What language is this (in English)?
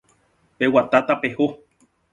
Guarani